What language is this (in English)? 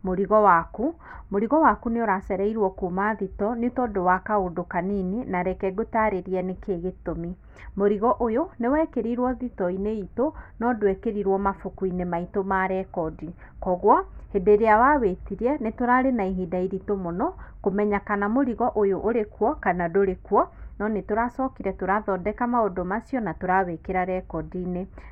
Kikuyu